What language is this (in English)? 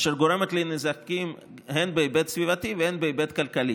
Hebrew